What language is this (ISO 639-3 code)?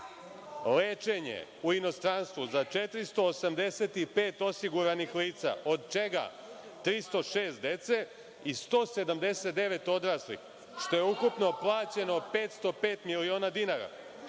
srp